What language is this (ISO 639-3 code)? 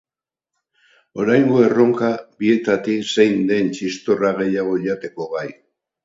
eus